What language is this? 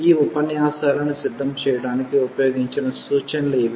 Telugu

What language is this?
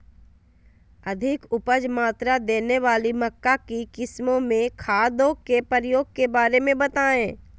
Magahi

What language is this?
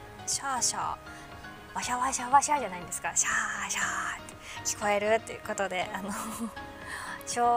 Japanese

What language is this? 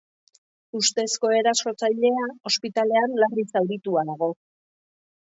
Basque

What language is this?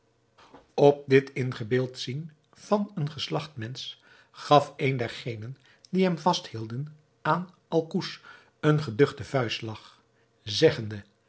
Dutch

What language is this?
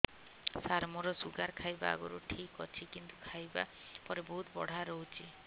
Odia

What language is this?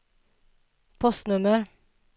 Swedish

